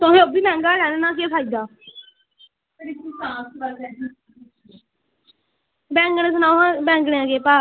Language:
Dogri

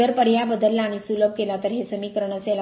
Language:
Marathi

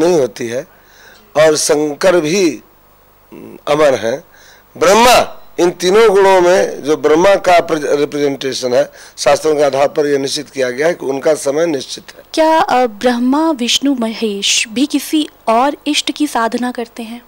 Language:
Hindi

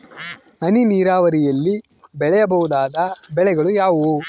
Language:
Kannada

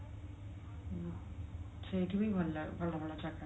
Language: Odia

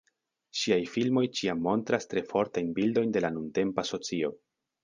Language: Esperanto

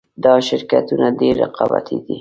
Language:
Pashto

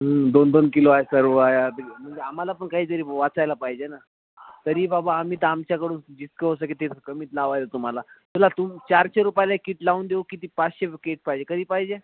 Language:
Marathi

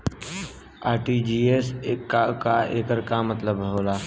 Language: Bhojpuri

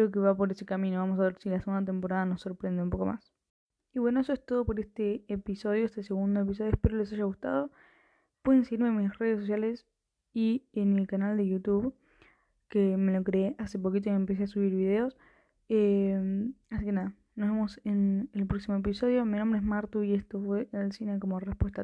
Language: Spanish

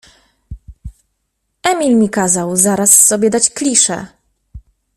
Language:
Polish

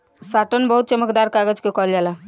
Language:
Bhojpuri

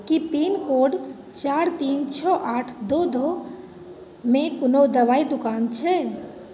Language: Maithili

